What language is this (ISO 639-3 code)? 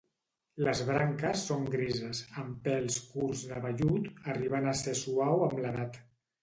cat